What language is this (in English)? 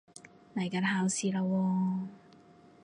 Cantonese